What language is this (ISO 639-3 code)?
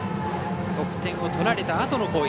jpn